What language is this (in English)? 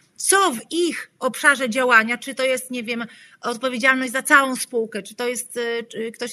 Polish